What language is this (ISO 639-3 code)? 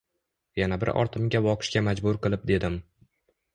uzb